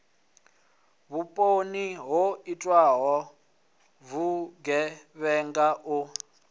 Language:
Venda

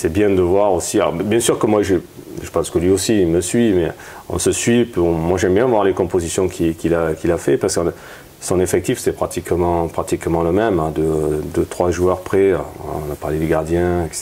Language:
French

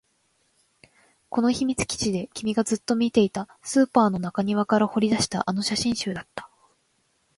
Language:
Japanese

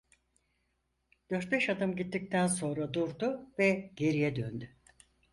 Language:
Turkish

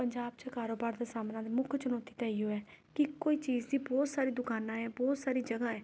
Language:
Punjabi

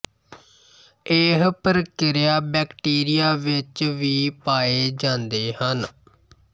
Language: Punjabi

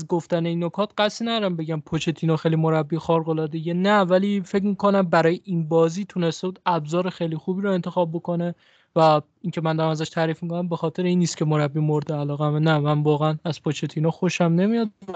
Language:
Persian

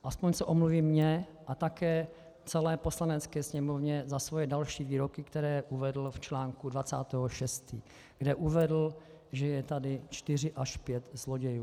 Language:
Czech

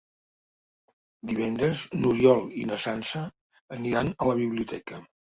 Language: Catalan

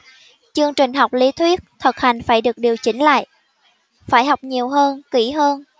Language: Vietnamese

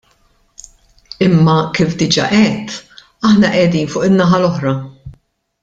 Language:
Maltese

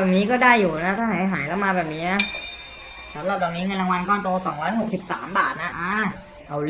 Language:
Thai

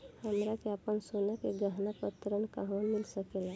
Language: Bhojpuri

